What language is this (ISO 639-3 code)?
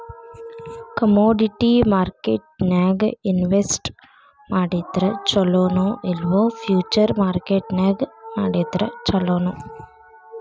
kan